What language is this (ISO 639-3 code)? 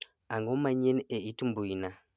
luo